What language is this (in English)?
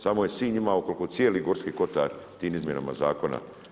Croatian